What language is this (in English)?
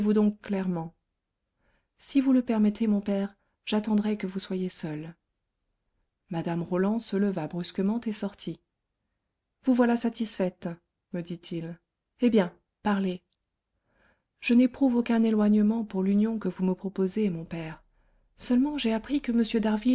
French